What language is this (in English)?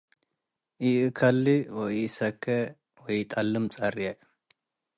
Tigre